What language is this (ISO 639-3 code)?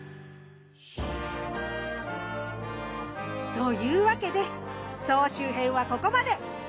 jpn